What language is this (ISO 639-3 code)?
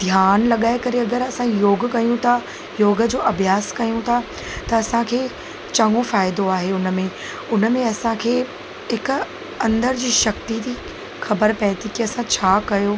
snd